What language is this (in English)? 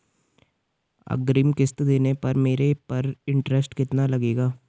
Hindi